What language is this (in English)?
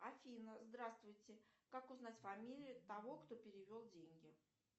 Russian